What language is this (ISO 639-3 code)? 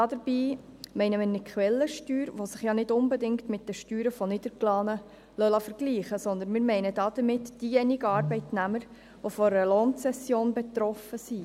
gsw